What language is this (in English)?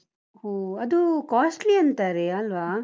Kannada